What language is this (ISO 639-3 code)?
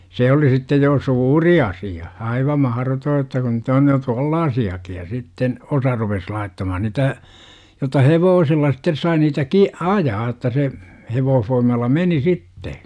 fin